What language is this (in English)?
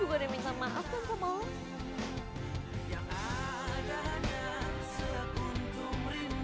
Indonesian